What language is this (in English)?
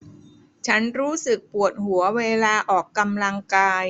Thai